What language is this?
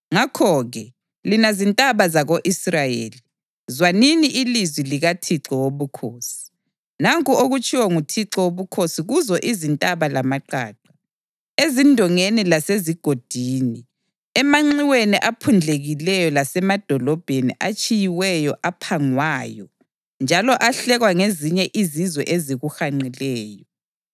North Ndebele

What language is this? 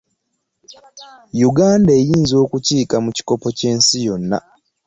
Ganda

